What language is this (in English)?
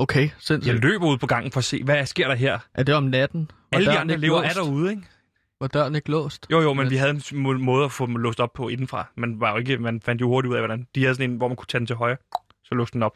Danish